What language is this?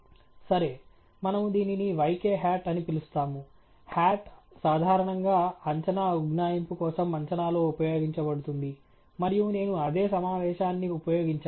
Telugu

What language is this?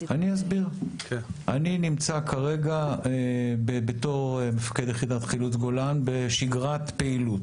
Hebrew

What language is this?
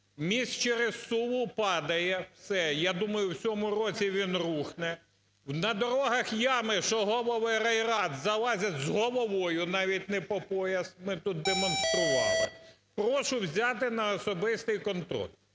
Ukrainian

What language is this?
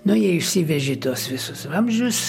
Lithuanian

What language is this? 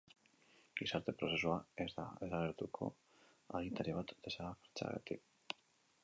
Basque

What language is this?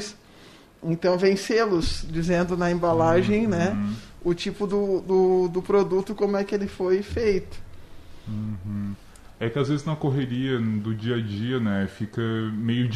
Portuguese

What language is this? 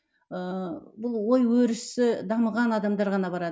Kazakh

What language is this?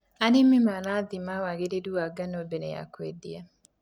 Kikuyu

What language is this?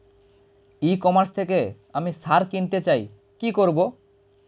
Bangla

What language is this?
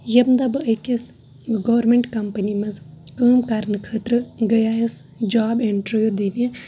Kashmiri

